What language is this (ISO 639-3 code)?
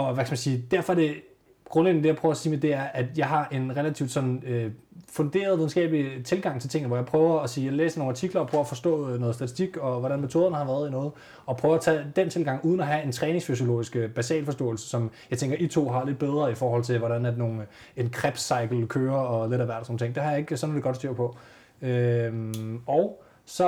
dan